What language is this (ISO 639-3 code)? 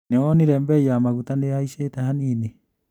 kik